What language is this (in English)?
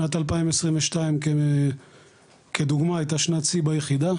Hebrew